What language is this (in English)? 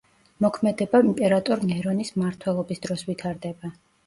Georgian